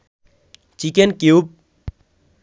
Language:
Bangla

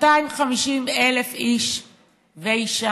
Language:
Hebrew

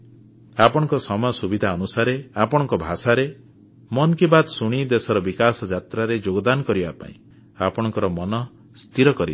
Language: Odia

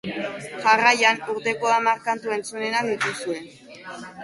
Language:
Basque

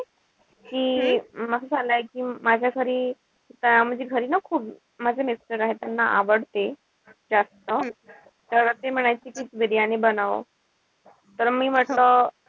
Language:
Marathi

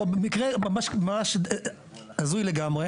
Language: Hebrew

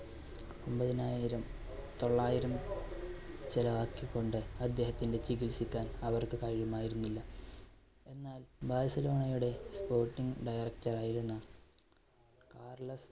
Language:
Malayalam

